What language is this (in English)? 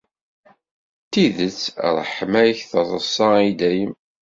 Kabyle